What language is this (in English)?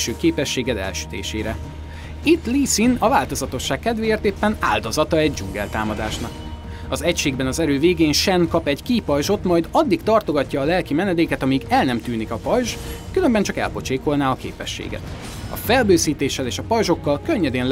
Hungarian